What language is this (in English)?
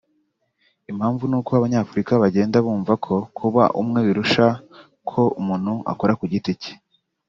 Kinyarwanda